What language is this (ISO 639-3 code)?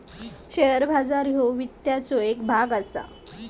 mar